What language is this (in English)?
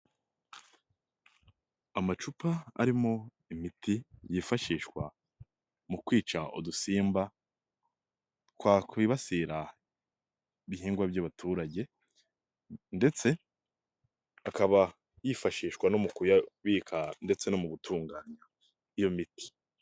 Kinyarwanda